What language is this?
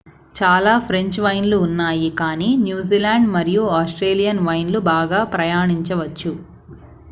Telugu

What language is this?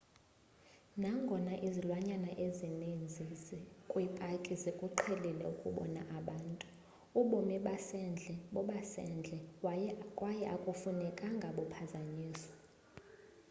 Xhosa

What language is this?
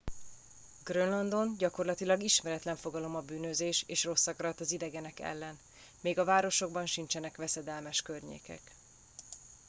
Hungarian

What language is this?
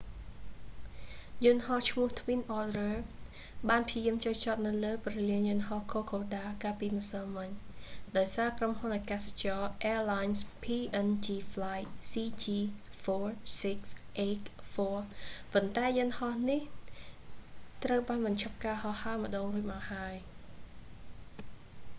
Khmer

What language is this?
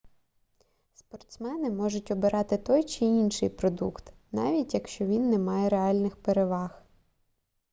Ukrainian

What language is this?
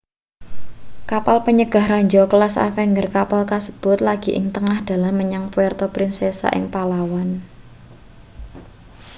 Javanese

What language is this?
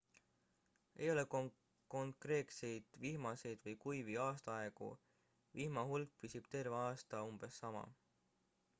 Estonian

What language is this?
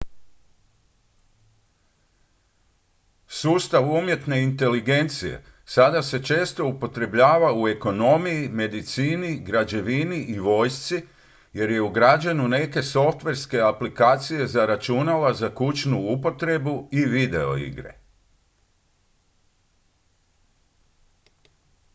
Croatian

